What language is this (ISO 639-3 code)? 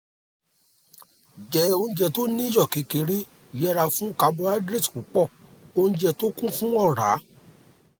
yor